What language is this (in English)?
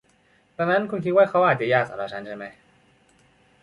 Thai